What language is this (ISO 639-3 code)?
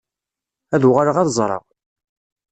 kab